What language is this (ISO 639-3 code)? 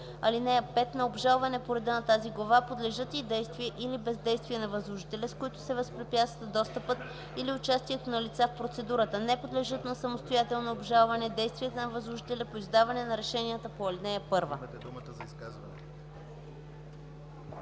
bul